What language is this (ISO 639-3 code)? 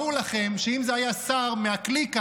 heb